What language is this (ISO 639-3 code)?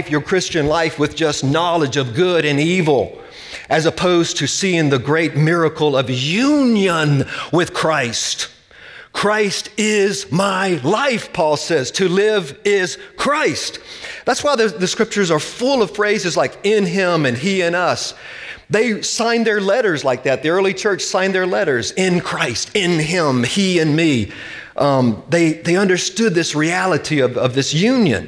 eng